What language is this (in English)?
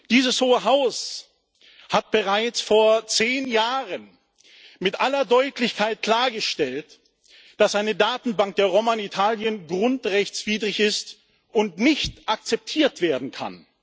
German